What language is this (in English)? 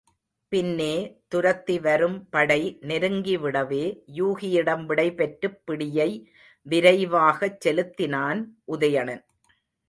Tamil